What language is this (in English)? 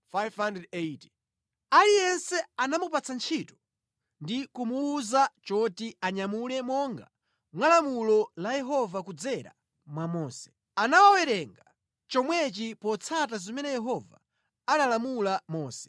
Nyanja